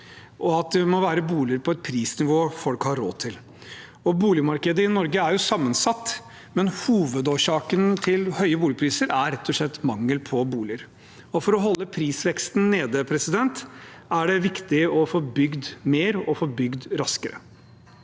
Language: Norwegian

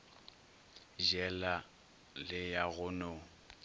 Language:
Northern Sotho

